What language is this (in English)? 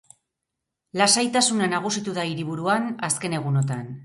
Basque